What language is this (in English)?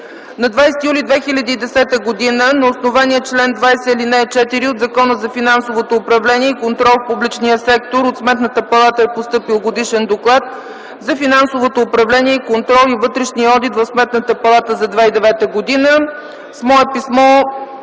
Bulgarian